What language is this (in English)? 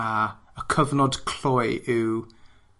Welsh